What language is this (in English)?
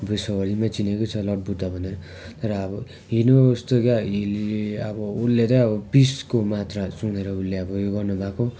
Nepali